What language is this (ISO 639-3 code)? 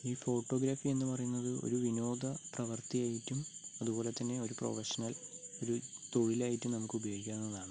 mal